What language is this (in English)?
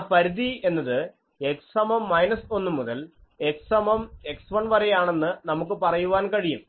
Malayalam